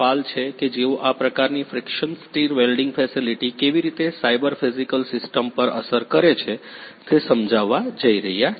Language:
Gujarati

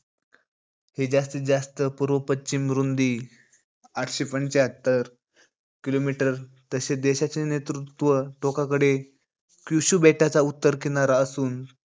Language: Marathi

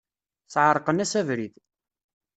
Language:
Kabyle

